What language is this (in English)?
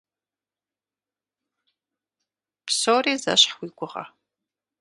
Kabardian